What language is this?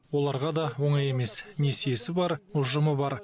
Kazakh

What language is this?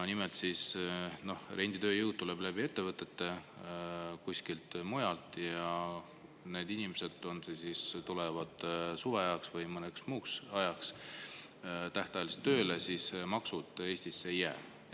Estonian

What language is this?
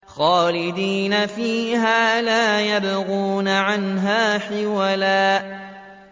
Arabic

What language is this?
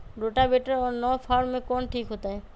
Magahi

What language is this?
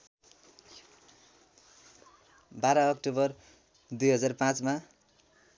Nepali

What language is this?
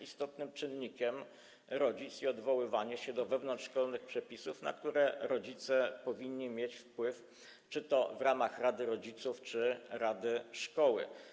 Polish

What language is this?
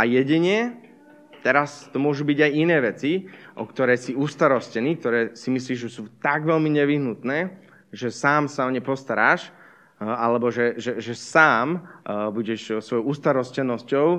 Slovak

